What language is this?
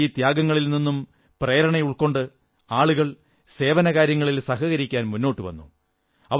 Malayalam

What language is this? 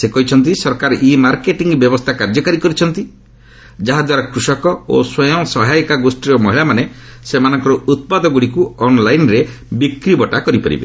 Odia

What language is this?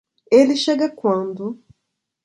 Portuguese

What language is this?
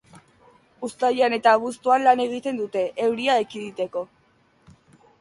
Basque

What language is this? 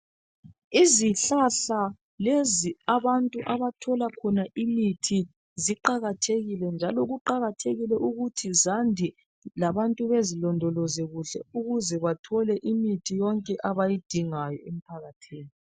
North Ndebele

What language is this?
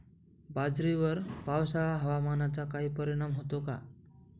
Marathi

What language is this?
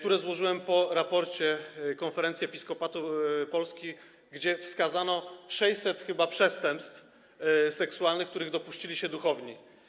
Polish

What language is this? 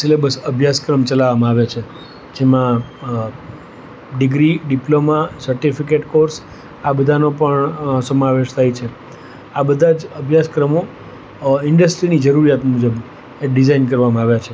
Gujarati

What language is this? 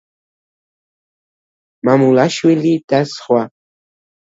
Georgian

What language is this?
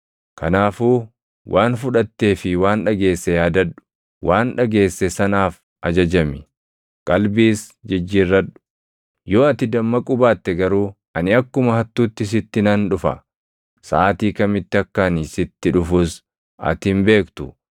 Oromo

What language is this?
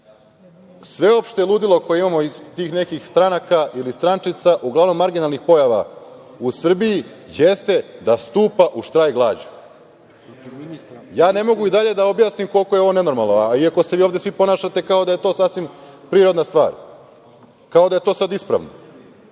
Serbian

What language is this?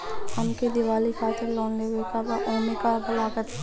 Bhojpuri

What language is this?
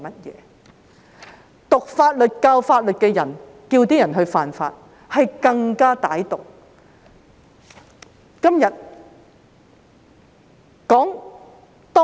Cantonese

